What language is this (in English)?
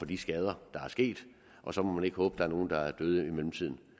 Danish